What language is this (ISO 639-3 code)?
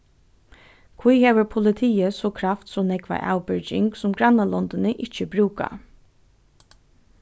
fao